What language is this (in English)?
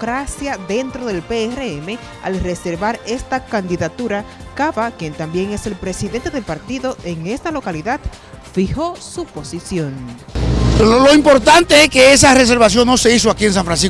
Spanish